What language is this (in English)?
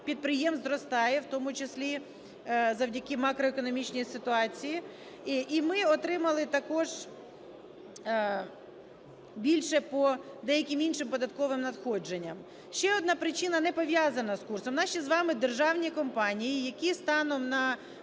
Ukrainian